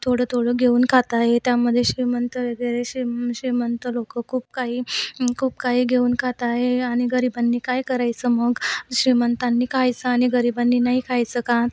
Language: Marathi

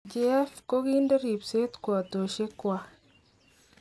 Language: Kalenjin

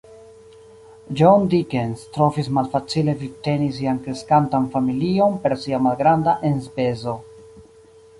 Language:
Esperanto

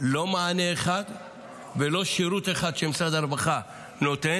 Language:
Hebrew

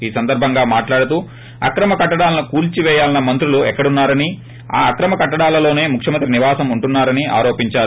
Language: Telugu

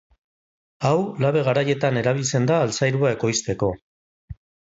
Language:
Basque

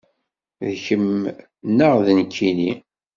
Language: Kabyle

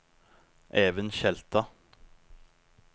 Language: Norwegian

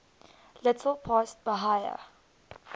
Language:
English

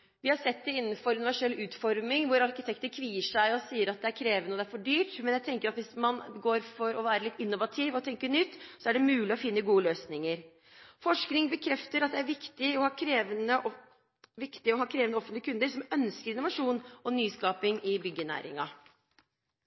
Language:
Norwegian Bokmål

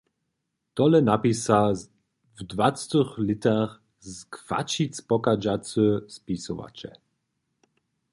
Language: Upper Sorbian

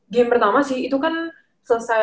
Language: Indonesian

